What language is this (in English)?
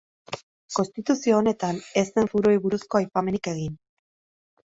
Basque